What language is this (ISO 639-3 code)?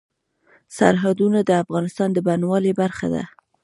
pus